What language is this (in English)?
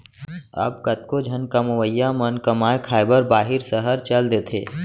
Chhattisgarhi